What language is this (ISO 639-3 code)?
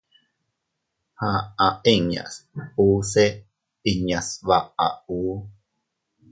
cut